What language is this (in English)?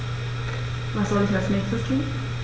German